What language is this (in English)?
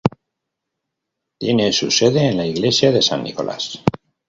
Spanish